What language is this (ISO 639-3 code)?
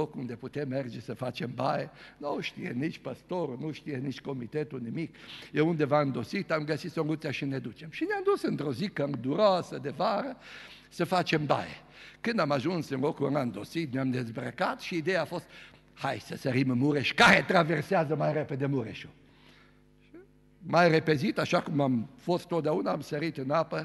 ron